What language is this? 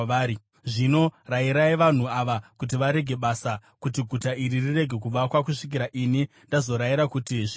Shona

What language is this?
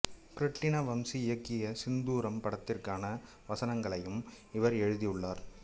Tamil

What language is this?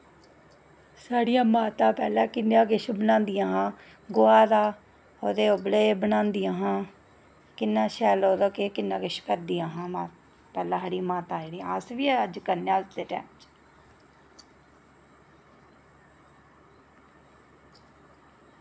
Dogri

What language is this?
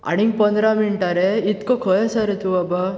Konkani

